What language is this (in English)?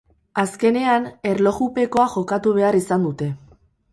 Basque